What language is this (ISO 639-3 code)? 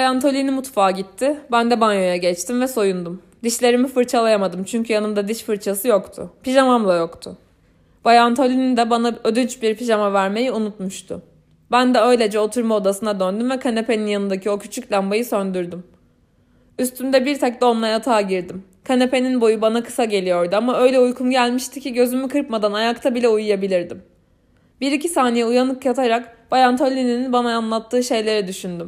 tur